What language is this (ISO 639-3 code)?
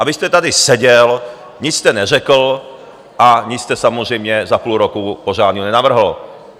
ces